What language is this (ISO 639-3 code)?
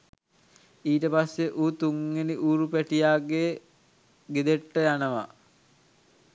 sin